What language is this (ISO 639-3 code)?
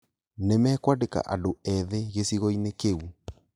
kik